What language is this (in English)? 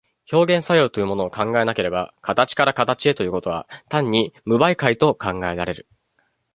Japanese